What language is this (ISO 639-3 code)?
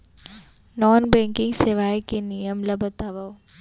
hne